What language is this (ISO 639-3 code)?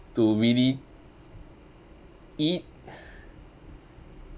eng